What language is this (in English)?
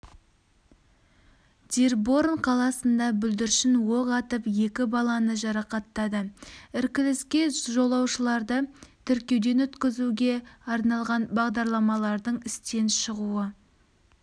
Kazakh